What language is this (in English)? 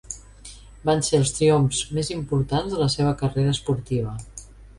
Catalan